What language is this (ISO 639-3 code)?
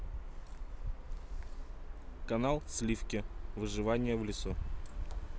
rus